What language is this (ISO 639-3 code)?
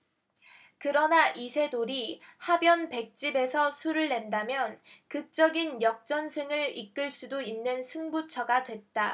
kor